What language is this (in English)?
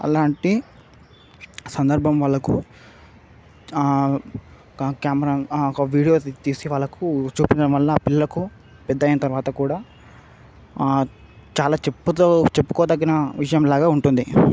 Telugu